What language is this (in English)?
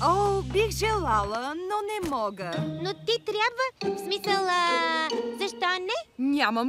Bulgarian